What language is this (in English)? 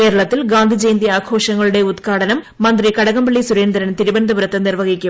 Malayalam